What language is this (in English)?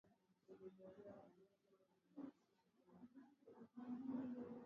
Swahili